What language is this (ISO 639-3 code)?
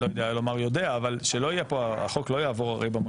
heb